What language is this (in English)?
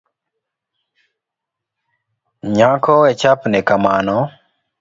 Luo (Kenya and Tanzania)